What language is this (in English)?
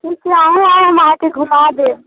Maithili